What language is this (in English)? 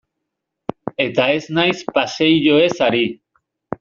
Basque